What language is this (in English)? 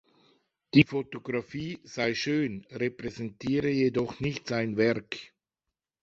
German